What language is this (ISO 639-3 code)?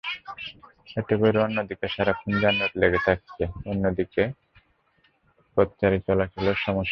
ben